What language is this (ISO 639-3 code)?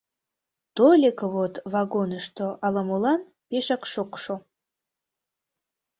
chm